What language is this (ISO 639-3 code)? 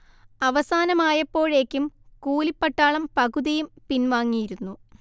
mal